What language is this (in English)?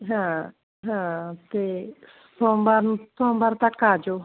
Punjabi